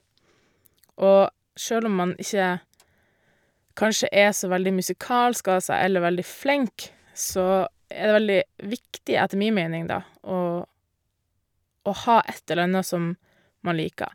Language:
Norwegian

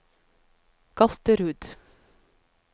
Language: Norwegian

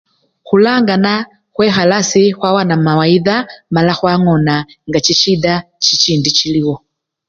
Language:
Luyia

